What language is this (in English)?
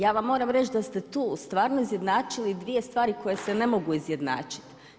Croatian